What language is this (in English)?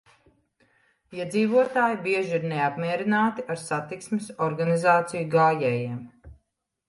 Latvian